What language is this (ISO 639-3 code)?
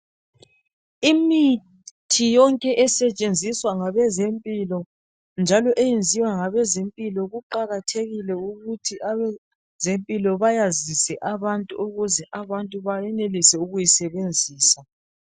nde